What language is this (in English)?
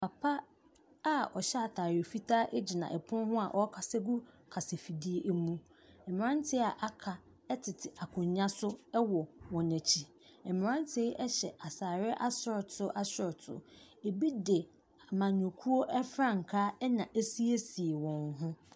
Akan